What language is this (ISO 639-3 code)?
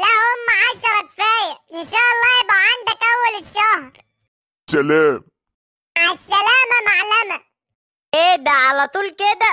ara